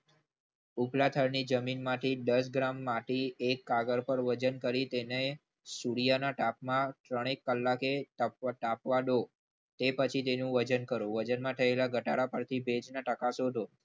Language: Gujarati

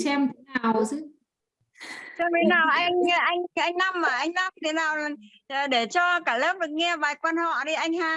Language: Vietnamese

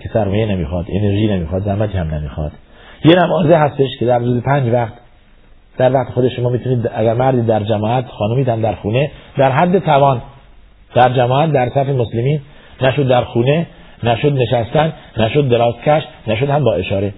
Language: Persian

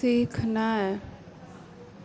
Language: Maithili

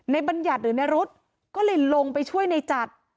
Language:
Thai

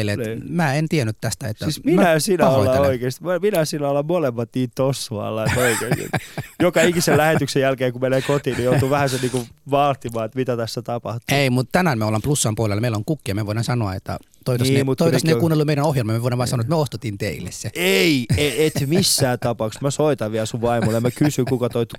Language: Finnish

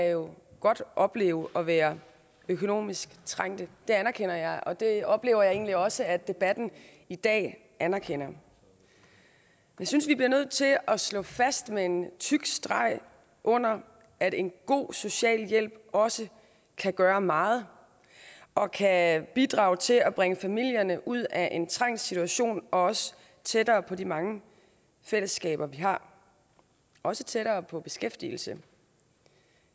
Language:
Danish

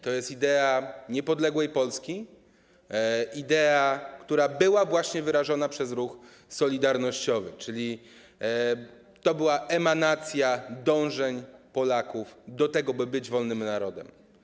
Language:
Polish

